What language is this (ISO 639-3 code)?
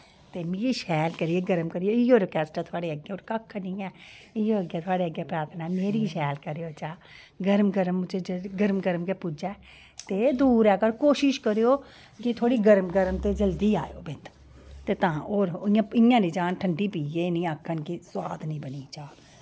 doi